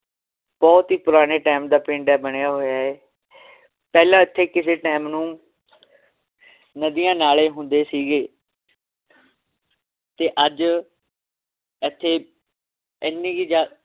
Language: Punjabi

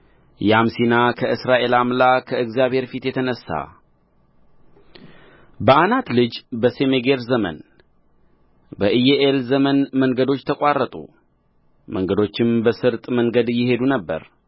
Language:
Amharic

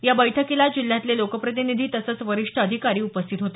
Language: Marathi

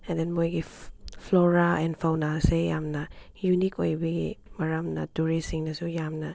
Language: Manipuri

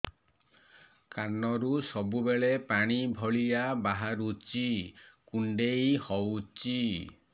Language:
Odia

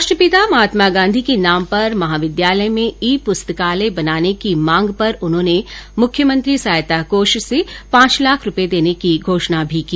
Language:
Hindi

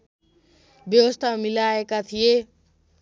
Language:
Nepali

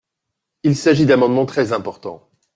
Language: French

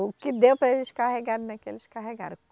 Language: Portuguese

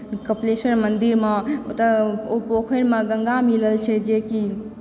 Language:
Maithili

